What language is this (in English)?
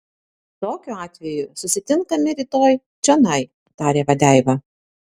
Lithuanian